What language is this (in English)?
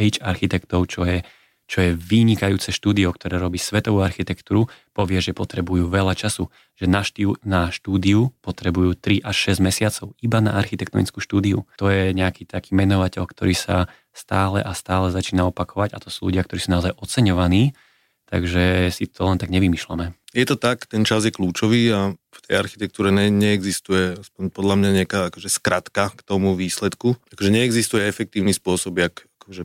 Slovak